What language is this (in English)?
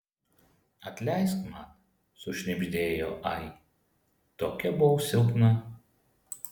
Lithuanian